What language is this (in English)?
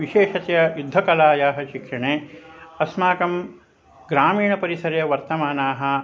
Sanskrit